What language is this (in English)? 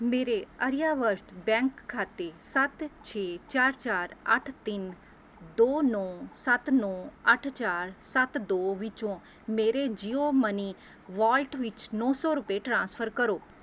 Punjabi